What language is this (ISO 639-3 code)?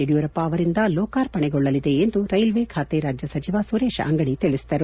kan